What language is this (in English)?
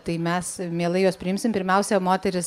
Lithuanian